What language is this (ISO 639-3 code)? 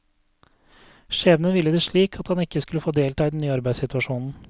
nor